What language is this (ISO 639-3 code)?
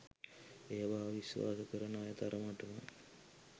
sin